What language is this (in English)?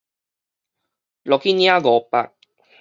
Min Nan Chinese